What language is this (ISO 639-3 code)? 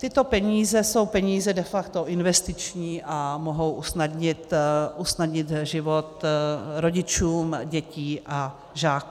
ces